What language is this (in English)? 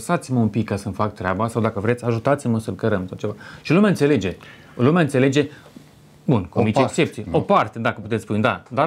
Romanian